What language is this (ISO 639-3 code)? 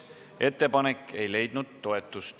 est